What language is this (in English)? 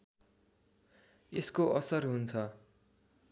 Nepali